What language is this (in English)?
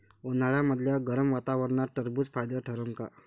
Marathi